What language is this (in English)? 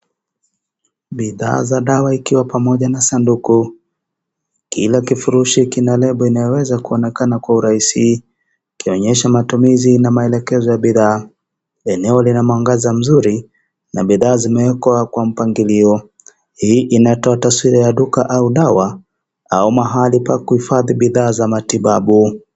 Swahili